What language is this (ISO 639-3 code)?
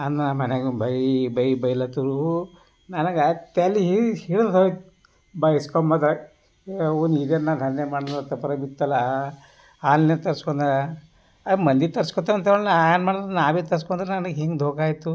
kan